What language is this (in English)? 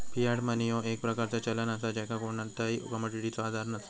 Marathi